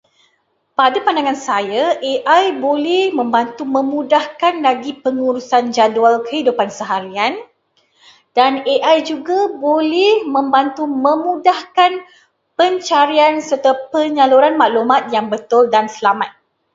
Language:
Malay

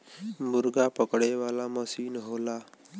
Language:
Bhojpuri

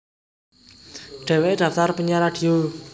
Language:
Javanese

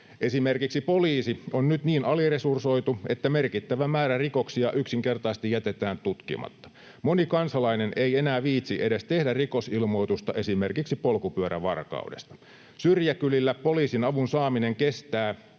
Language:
Finnish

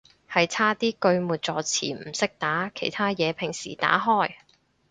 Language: Cantonese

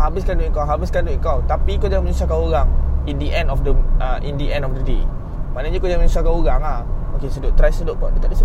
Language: Malay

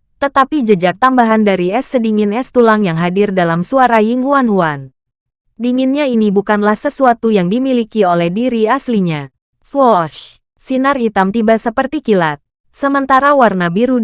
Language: Indonesian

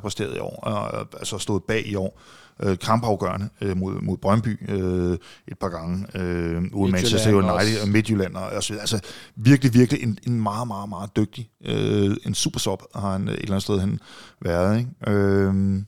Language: Danish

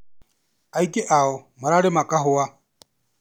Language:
Kikuyu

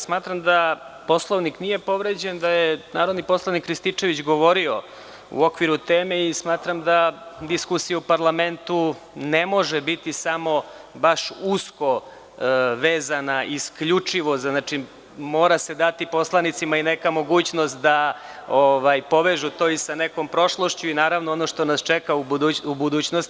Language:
Serbian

